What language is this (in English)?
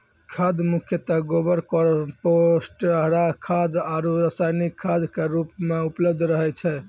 Maithili